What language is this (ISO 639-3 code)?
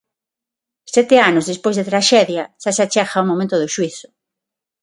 glg